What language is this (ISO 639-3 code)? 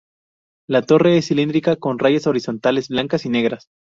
spa